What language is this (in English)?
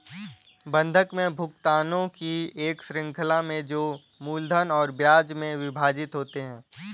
Hindi